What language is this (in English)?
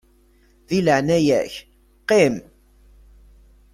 Kabyle